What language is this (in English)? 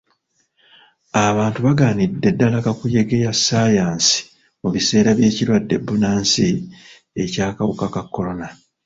Ganda